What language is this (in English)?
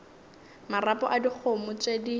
Northern Sotho